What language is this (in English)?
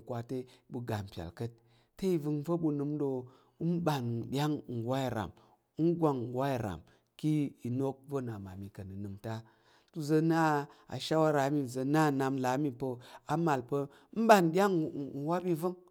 Tarok